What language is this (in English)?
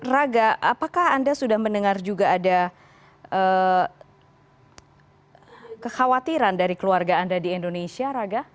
Indonesian